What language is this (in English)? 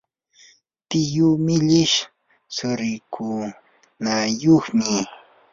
Yanahuanca Pasco Quechua